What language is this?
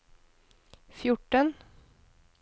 Norwegian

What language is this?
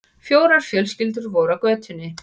Icelandic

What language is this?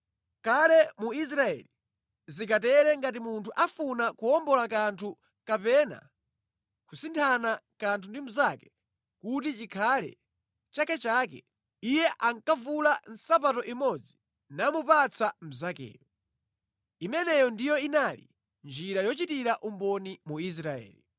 Nyanja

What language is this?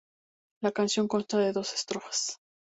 Spanish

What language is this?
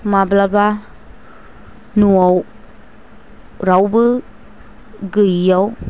Bodo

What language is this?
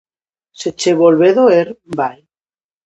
Galician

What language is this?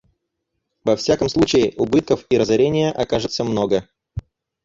Russian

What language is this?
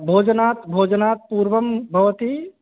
Sanskrit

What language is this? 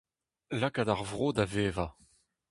Breton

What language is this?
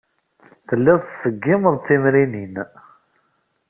Kabyle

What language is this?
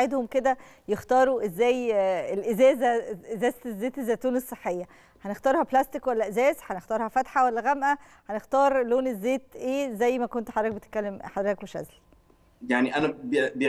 Arabic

